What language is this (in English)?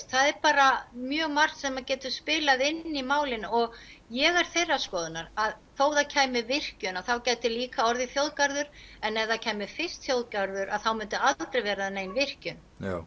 Icelandic